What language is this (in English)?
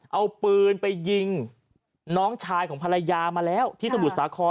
Thai